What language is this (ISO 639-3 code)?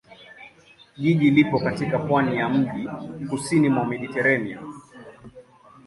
swa